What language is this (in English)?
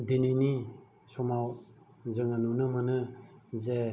Bodo